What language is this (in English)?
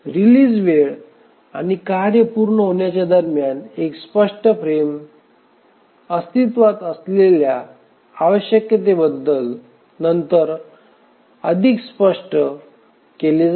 Marathi